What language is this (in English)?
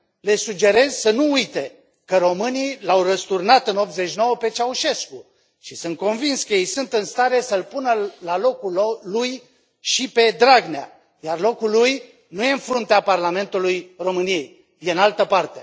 Romanian